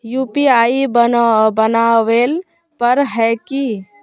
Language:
Magahi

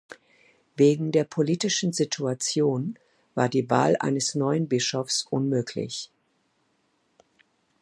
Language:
German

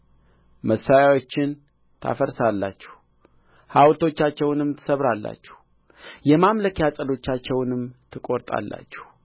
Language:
Amharic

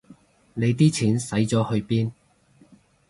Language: Cantonese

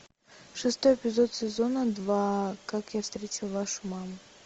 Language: Russian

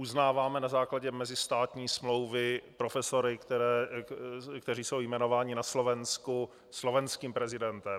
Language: Czech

